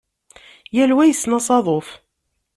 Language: Kabyle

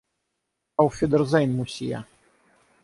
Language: Russian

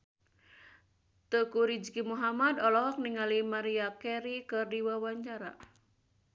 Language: Sundanese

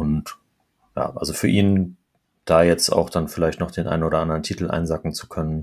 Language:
German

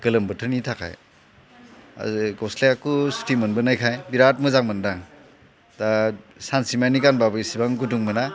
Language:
Bodo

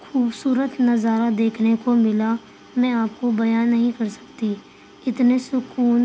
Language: Urdu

